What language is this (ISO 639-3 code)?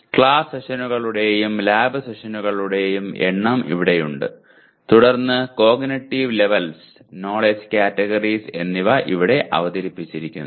mal